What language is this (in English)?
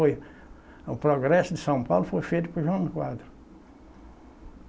Portuguese